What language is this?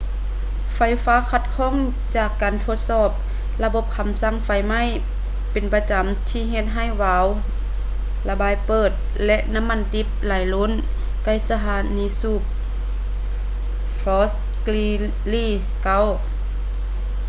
Lao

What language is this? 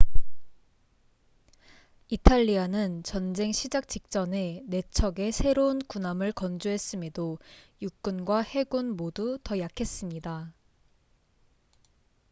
Korean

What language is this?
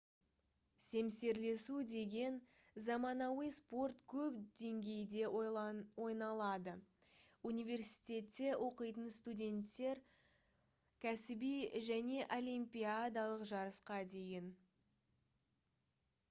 Kazakh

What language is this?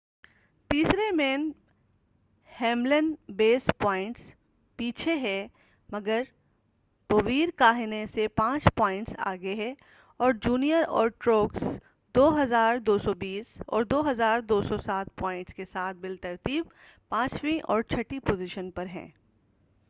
Urdu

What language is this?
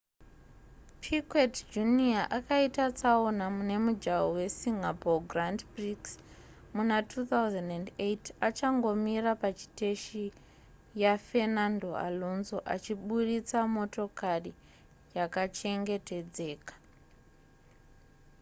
Shona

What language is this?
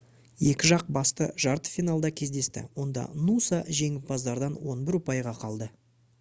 Kazakh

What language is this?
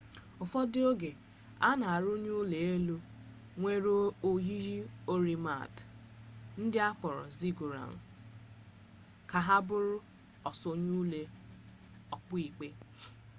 Igbo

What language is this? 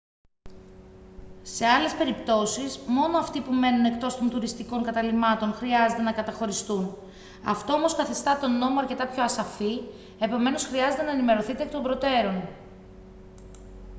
Greek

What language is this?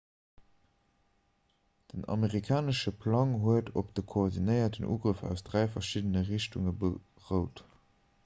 Luxembourgish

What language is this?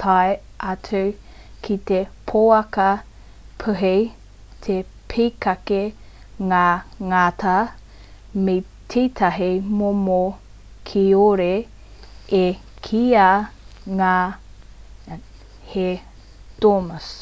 Māori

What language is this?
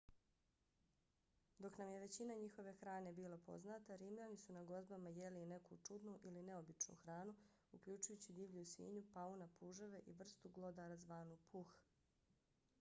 Bosnian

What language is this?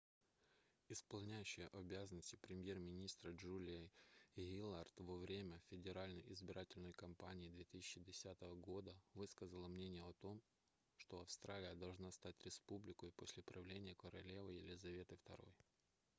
Russian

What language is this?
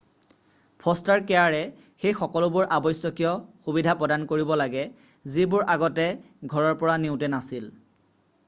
Assamese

